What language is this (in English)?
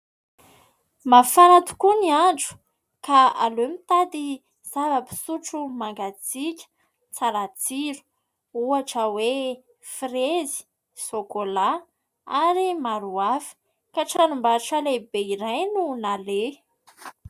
Malagasy